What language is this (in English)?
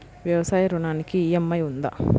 Telugu